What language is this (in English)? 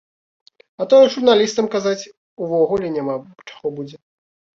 Belarusian